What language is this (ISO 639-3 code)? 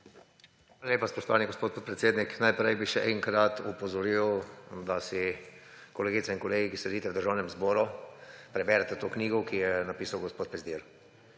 slv